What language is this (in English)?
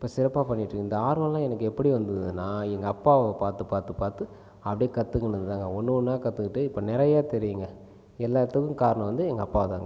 Tamil